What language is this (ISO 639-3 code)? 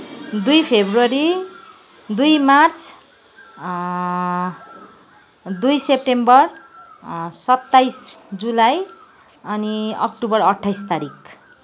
nep